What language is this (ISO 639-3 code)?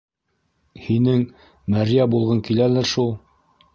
bak